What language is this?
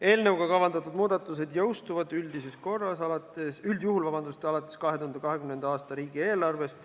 Estonian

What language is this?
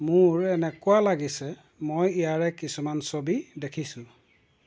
Assamese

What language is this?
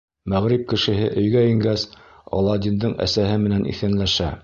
Bashkir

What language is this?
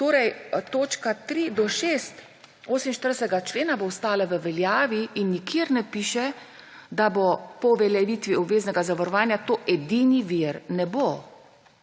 Slovenian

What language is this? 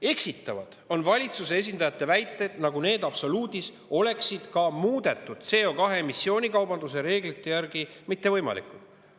Estonian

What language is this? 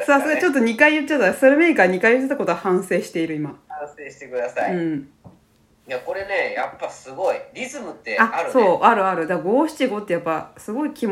Japanese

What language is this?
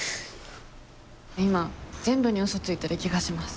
Japanese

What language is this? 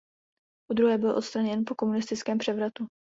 Czech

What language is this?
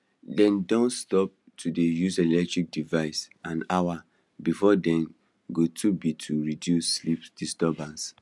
Nigerian Pidgin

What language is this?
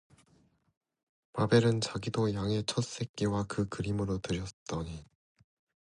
Korean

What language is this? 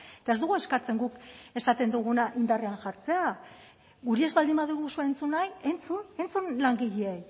Basque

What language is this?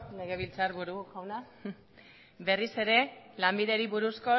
Basque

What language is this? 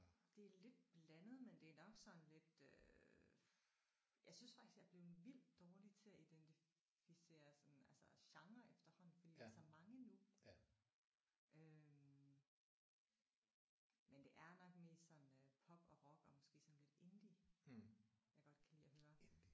Danish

